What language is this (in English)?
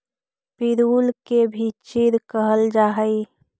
Magahi